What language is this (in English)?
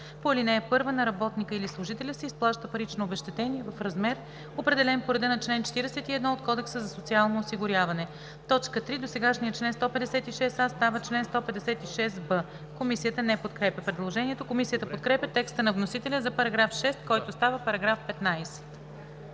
Bulgarian